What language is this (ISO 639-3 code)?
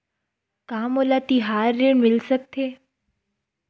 hne